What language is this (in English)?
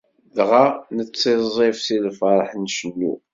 Kabyle